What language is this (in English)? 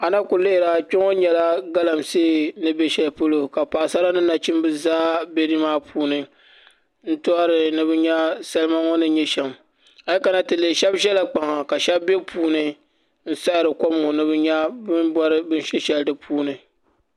Dagbani